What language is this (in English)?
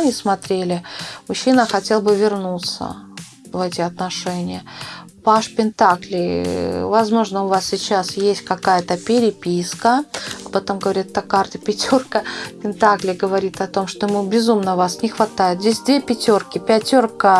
Russian